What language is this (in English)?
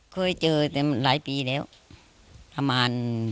Thai